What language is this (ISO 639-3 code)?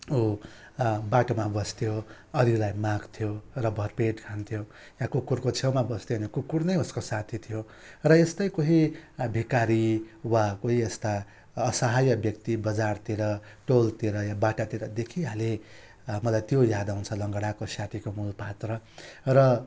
nep